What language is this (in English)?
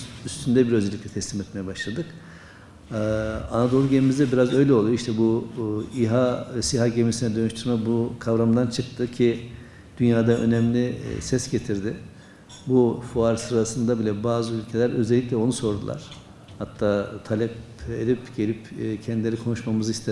Turkish